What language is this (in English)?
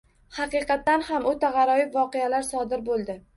Uzbek